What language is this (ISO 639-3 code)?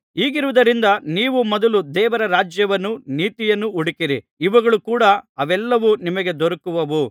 kan